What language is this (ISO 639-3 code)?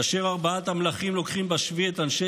heb